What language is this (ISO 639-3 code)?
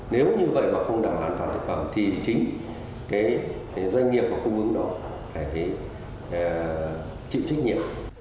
vie